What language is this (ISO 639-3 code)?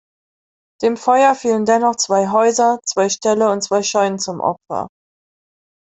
deu